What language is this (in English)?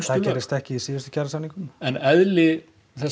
Icelandic